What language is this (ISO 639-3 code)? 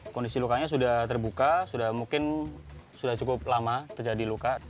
ind